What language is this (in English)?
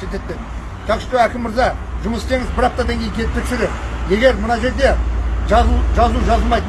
Turkish